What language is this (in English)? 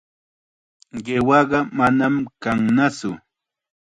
Chiquián Ancash Quechua